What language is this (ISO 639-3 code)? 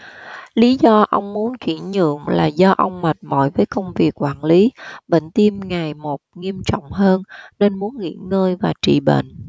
vie